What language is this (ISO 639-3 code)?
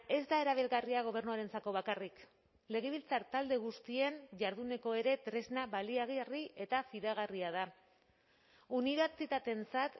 eus